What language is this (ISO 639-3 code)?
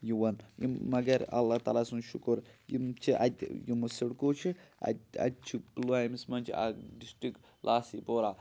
kas